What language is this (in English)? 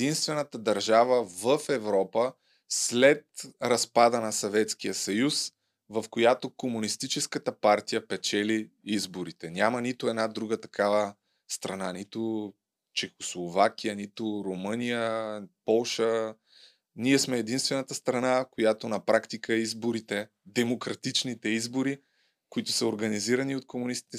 Bulgarian